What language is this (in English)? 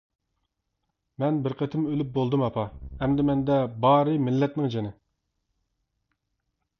Uyghur